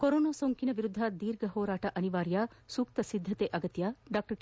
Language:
Kannada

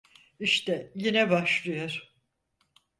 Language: Turkish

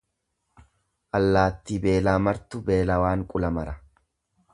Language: Oromo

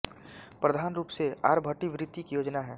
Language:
Hindi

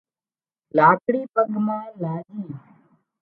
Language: Wadiyara Koli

